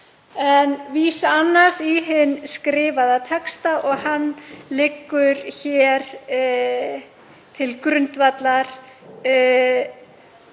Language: Icelandic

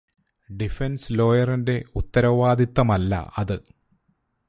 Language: Malayalam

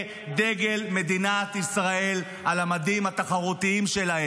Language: Hebrew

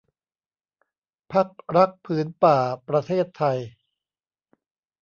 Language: Thai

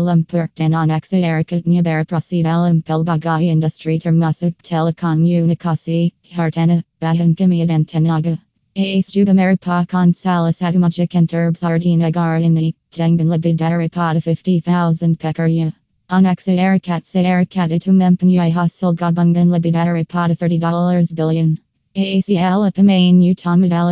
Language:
Malay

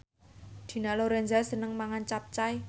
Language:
Javanese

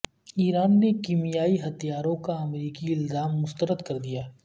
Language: Urdu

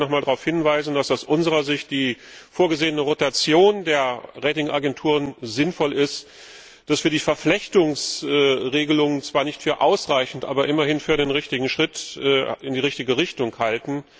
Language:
German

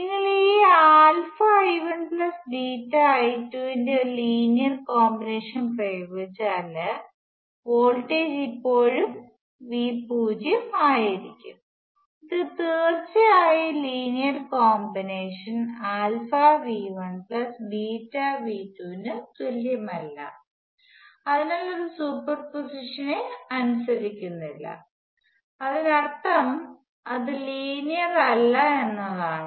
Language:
Malayalam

